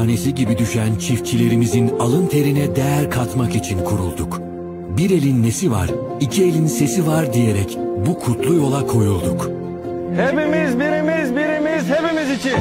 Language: Turkish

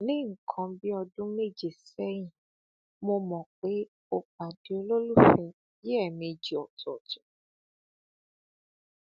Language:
Yoruba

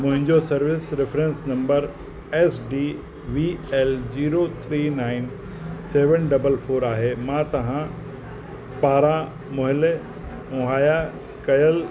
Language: Sindhi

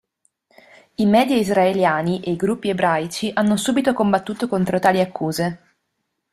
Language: Italian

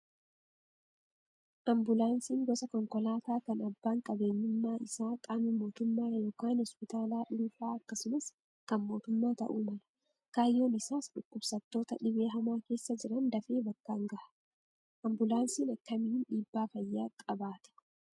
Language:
Oromo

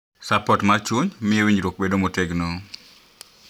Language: Luo (Kenya and Tanzania)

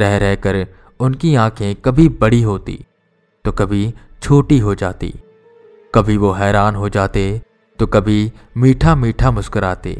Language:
Hindi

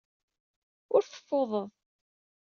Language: Kabyle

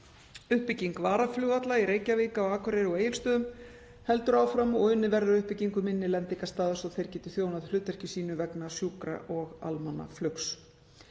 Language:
Icelandic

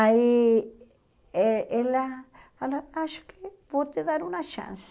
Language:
Portuguese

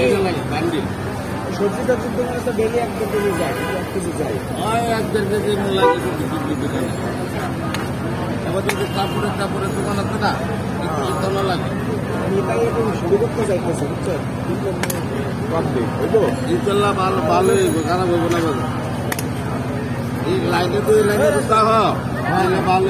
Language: Romanian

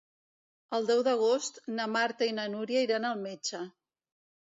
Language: Catalan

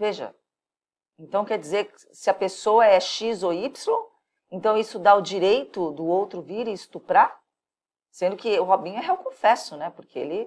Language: Portuguese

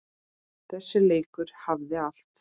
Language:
Icelandic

